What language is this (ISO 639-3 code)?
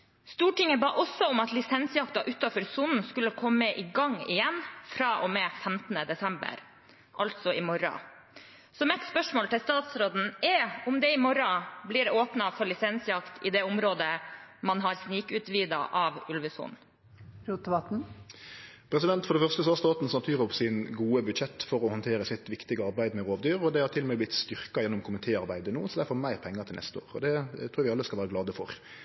nor